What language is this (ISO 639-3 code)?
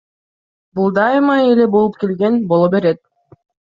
kir